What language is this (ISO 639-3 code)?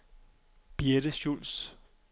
dan